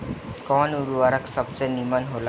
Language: Bhojpuri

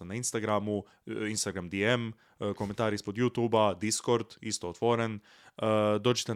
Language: Croatian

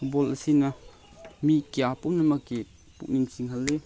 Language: Manipuri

